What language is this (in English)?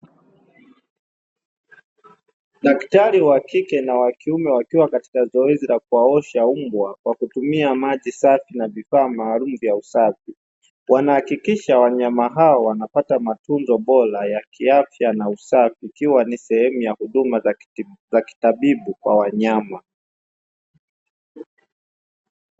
Swahili